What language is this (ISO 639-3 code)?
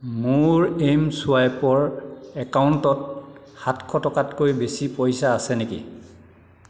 asm